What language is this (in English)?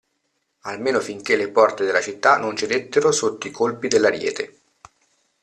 Italian